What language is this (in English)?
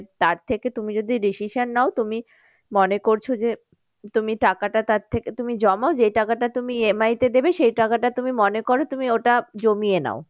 Bangla